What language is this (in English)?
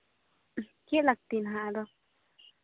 Santali